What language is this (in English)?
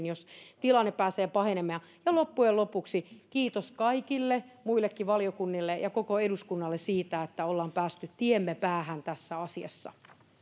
Finnish